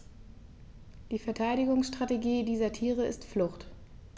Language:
German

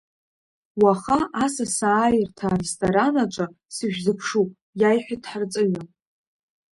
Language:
Abkhazian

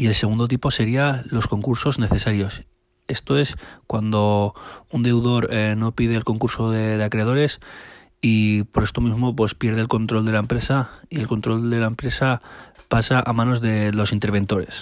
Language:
Spanish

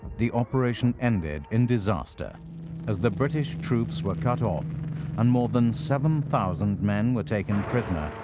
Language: English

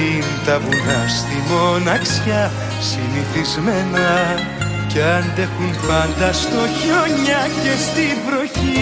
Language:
Greek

